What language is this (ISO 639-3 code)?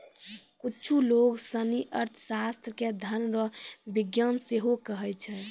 mai